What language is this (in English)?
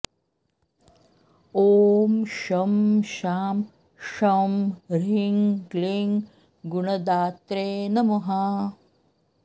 Sanskrit